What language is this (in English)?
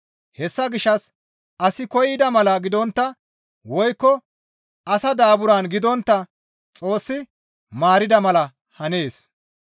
Gamo